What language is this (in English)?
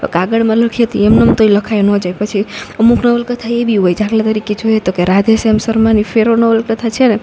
Gujarati